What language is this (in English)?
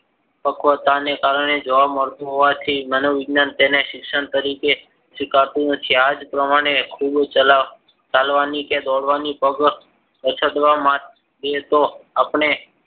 Gujarati